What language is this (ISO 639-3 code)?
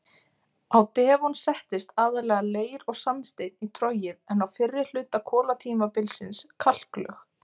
isl